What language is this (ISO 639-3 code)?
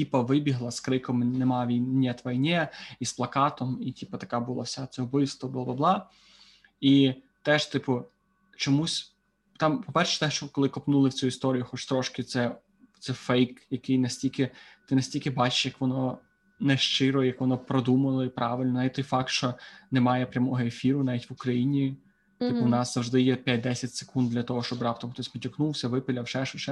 ukr